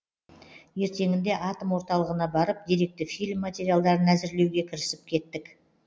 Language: Kazakh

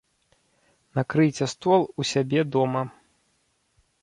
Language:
Belarusian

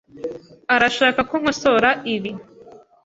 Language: Kinyarwanda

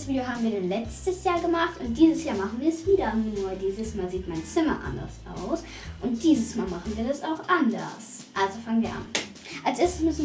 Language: German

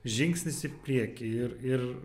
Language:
Lithuanian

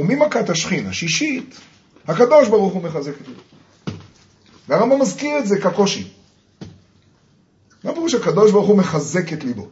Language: Hebrew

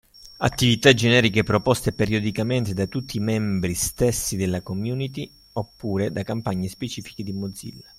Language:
Italian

